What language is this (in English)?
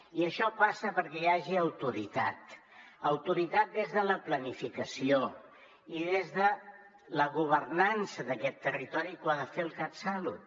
Catalan